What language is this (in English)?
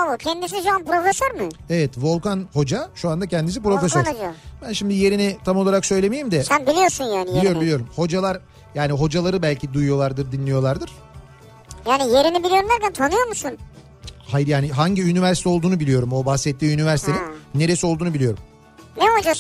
Turkish